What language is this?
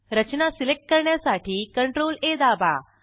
Marathi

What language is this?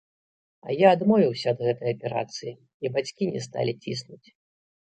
Belarusian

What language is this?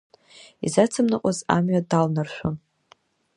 Abkhazian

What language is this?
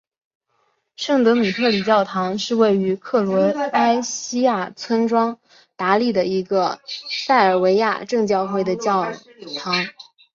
Chinese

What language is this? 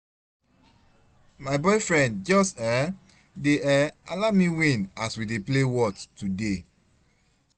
Nigerian Pidgin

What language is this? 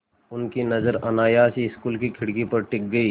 Hindi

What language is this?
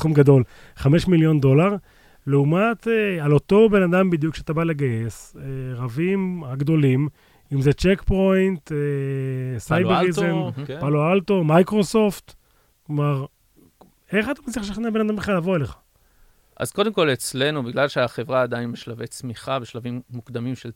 Hebrew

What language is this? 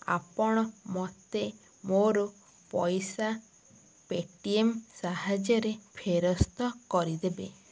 Odia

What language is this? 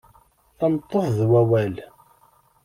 Kabyle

